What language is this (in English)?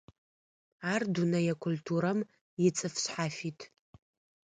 Adyghe